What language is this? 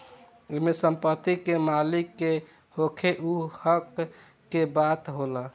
Bhojpuri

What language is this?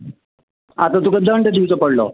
Konkani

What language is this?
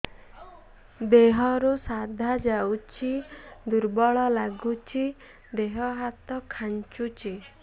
Odia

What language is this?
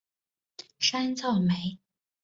Chinese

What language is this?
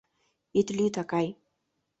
Mari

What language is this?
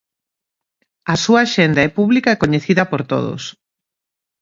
Galician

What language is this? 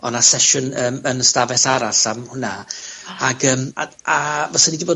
Welsh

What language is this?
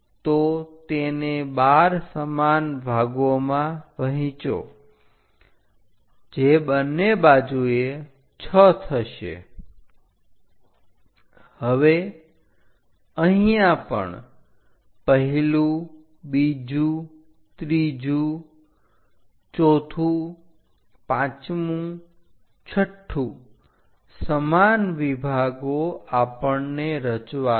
Gujarati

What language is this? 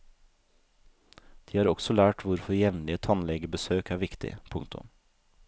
Norwegian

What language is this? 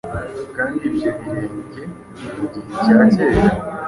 Kinyarwanda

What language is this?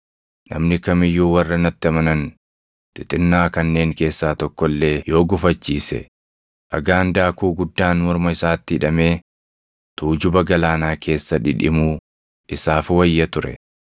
Oromo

